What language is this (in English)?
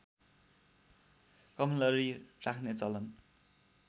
Nepali